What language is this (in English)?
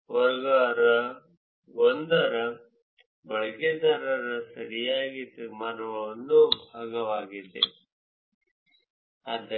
Kannada